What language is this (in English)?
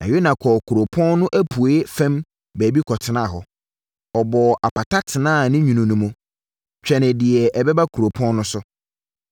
Akan